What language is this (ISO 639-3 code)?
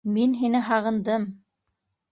bak